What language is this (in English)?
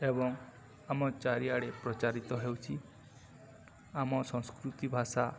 Odia